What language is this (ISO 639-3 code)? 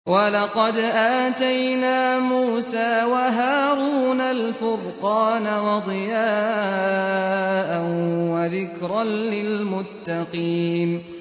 ara